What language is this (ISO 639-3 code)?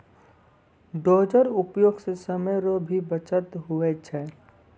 mai